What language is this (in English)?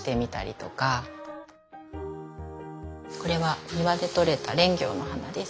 Japanese